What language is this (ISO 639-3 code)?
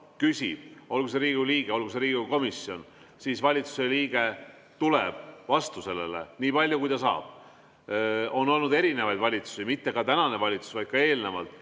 est